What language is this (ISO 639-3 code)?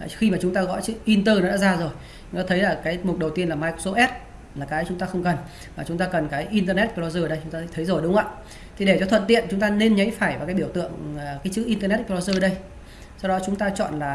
vie